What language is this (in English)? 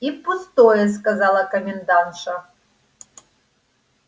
Russian